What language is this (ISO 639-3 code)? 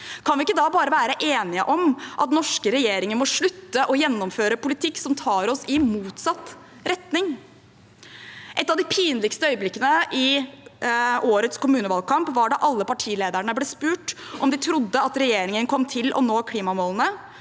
nor